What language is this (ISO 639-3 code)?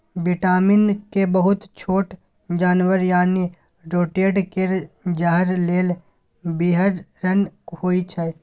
mai